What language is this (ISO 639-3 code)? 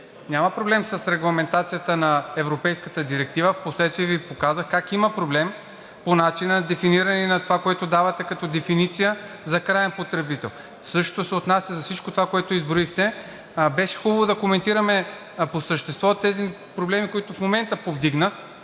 bul